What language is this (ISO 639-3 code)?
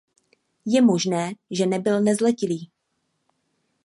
ces